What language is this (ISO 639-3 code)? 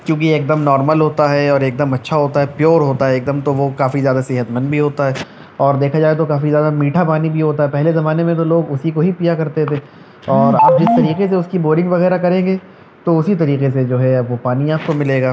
urd